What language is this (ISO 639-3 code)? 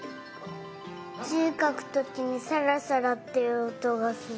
jpn